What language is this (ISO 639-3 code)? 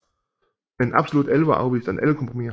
dan